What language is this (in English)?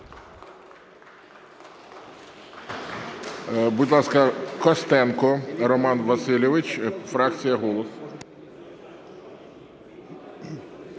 Ukrainian